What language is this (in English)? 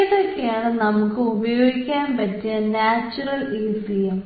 Malayalam